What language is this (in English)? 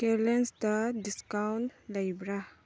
Manipuri